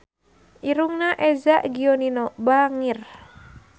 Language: Sundanese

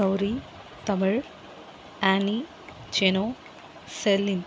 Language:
Tamil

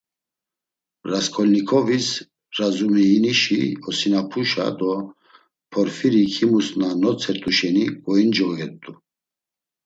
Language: Laz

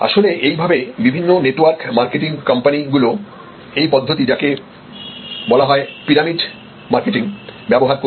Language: Bangla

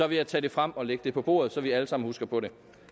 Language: Danish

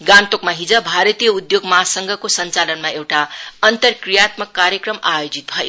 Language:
Nepali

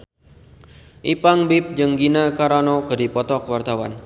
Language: Sundanese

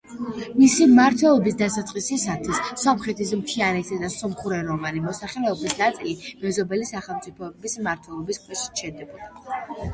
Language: Georgian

